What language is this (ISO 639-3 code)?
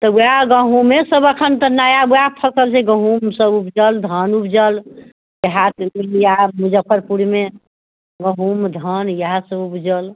mai